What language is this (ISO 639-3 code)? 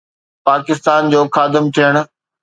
snd